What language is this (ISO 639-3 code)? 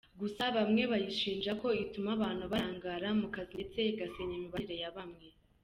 kin